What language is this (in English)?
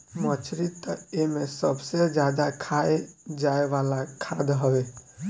Bhojpuri